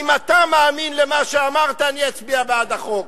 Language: Hebrew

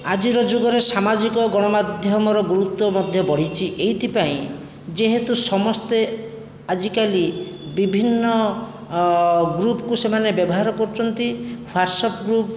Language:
Odia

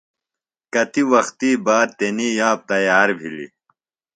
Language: Phalura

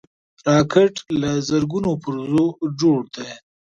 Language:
Pashto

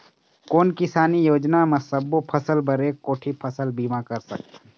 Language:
Chhattisgarhi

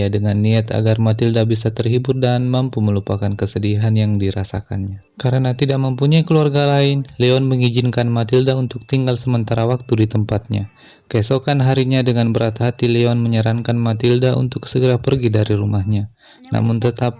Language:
Indonesian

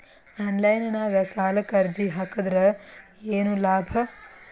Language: Kannada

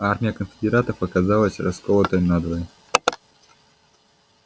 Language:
Russian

